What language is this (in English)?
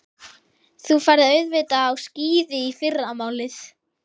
Icelandic